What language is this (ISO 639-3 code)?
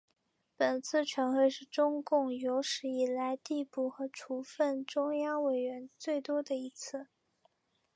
zho